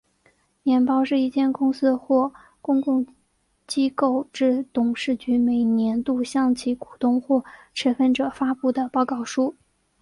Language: Chinese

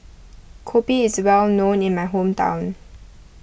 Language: English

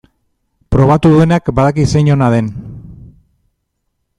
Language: Basque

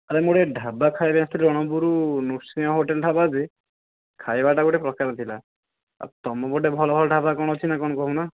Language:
Odia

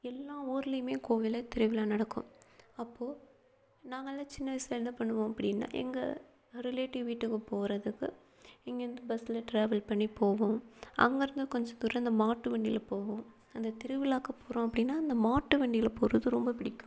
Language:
Tamil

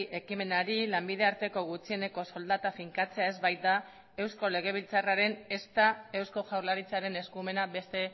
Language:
Basque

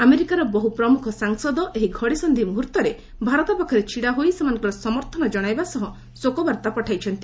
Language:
Odia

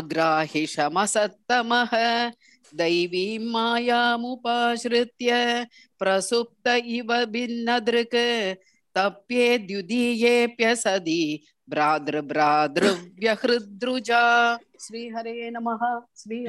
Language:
Tamil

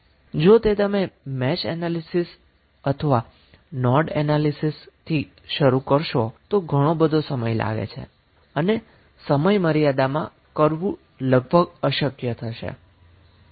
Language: Gujarati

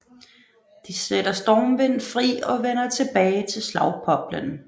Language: Danish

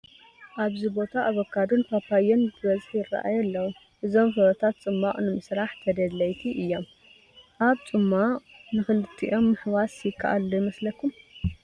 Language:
Tigrinya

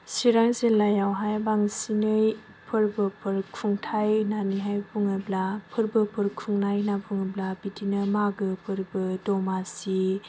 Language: Bodo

